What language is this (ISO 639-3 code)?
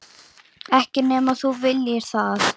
isl